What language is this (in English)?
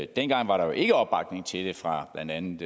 Danish